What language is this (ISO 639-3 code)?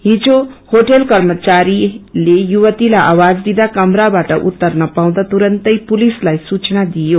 nep